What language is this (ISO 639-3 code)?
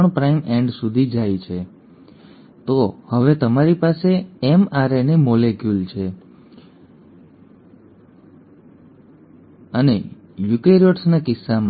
guj